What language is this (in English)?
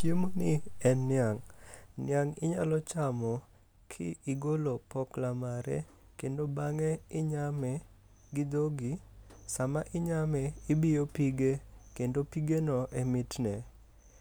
Luo (Kenya and Tanzania)